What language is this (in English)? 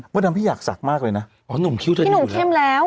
Thai